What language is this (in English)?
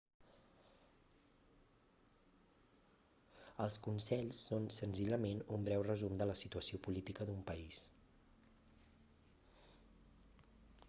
Catalan